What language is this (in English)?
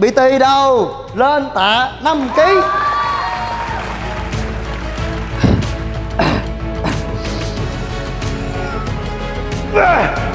Vietnamese